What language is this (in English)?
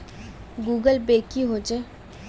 Magahi